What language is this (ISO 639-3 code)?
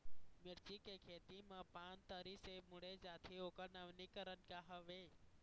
hne